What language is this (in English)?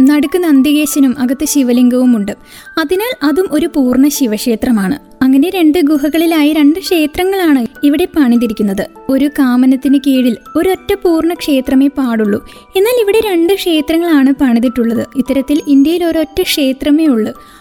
Malayalam